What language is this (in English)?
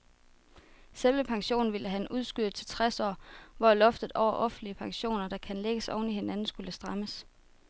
Danish